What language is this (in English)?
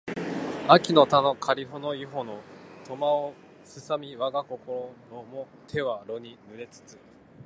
Japanese